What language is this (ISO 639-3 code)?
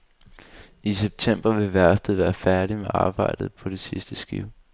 dan